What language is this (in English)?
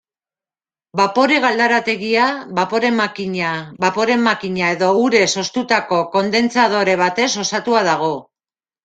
Basque